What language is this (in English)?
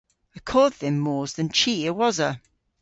Cornish